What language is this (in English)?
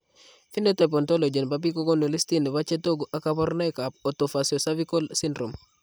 Kalenjin